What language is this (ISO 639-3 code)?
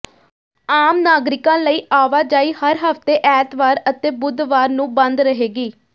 pan